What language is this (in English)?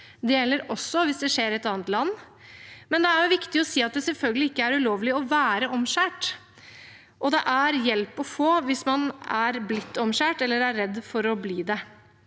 Norwegian